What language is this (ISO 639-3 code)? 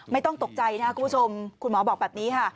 tha